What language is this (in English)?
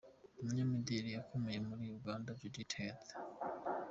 Kinyarwanda